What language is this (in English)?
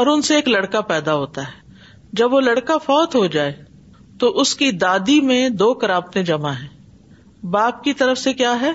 Urdu